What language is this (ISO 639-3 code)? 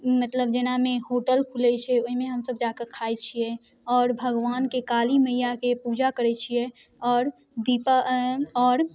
mai